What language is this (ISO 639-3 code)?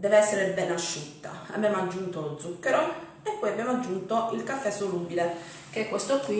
ita